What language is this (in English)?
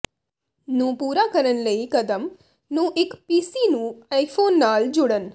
Punjabi